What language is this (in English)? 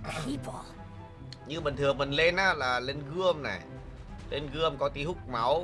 Vietnamese